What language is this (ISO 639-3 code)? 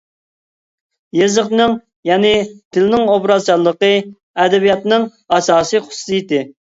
uig